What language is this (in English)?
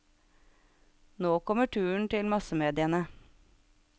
Norwegian